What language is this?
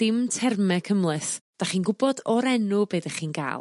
Welsh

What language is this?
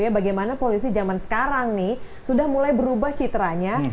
Indonesian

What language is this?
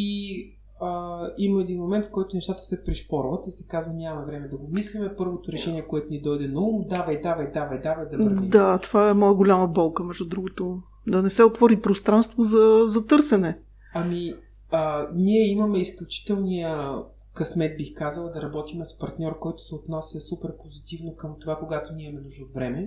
Bulgarian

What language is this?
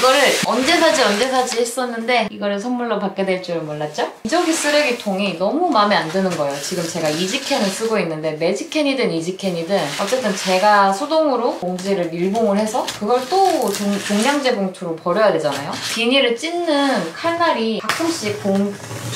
Korean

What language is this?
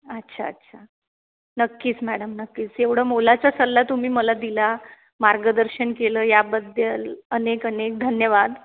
Marathi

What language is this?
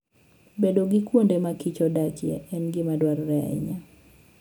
Luo (Kenya and Tanzania)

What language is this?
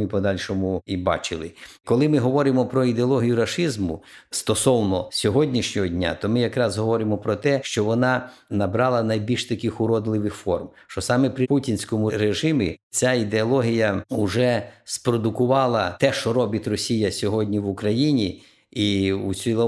Ukrainian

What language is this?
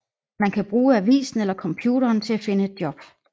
Danish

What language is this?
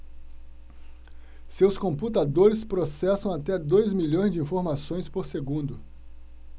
Portuguese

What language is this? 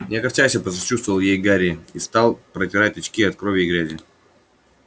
Russian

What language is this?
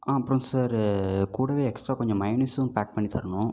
Tamil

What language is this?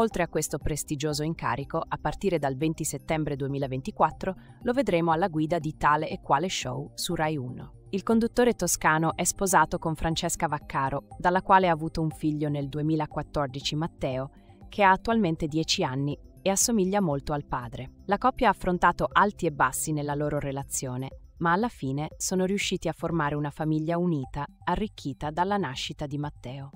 Italian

